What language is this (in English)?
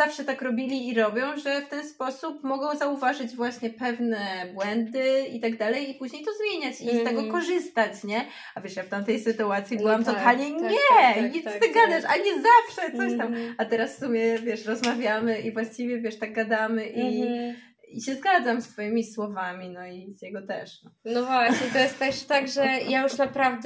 Polish